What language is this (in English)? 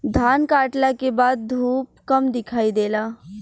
Bhojpuri